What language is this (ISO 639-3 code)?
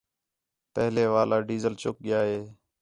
xhe